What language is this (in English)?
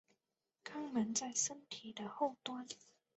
Chinese